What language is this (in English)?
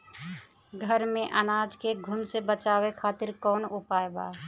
Bhojpuri